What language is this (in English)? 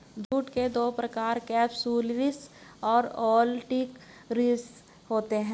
Hindi